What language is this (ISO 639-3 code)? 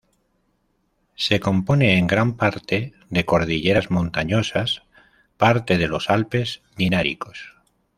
spa